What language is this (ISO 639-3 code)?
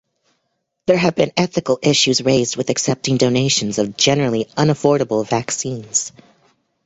eng